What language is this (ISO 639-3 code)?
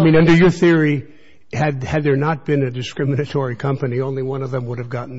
eng